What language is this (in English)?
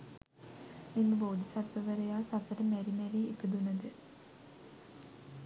Sinhala